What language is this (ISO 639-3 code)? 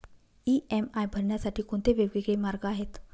mar